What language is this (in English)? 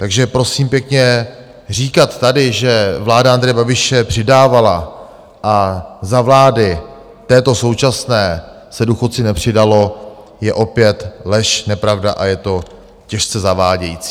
Czech